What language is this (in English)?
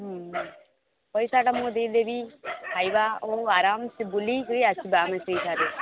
Odia